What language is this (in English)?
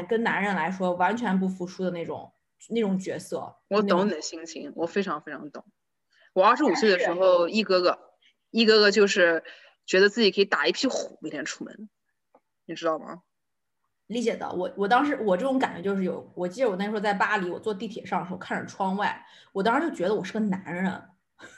Chinese